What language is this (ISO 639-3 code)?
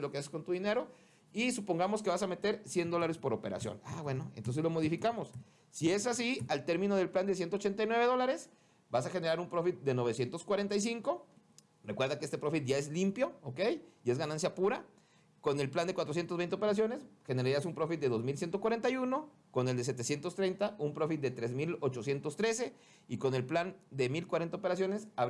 spa